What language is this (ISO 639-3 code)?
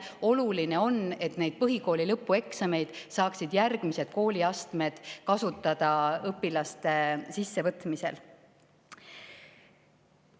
est